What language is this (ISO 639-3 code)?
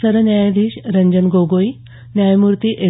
mar